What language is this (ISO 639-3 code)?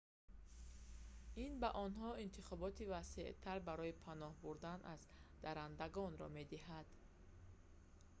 tgk